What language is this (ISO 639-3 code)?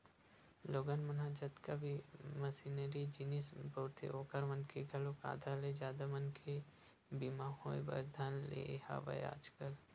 hne